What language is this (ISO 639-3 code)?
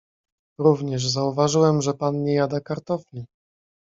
pol